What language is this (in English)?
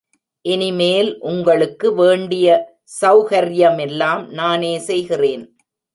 Tamil